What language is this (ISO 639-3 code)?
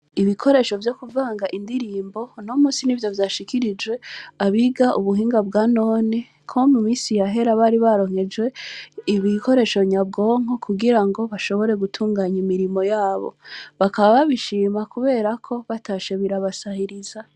run